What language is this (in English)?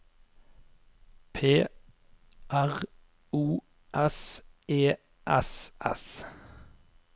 Norwegian